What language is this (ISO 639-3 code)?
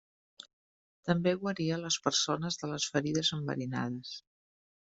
cat